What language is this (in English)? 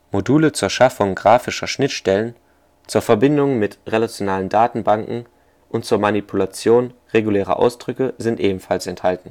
German